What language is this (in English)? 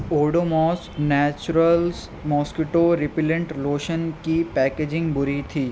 Urdu